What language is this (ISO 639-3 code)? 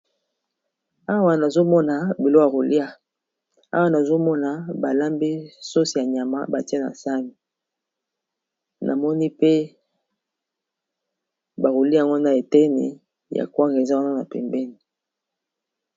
lin